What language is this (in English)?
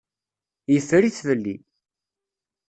Kabyle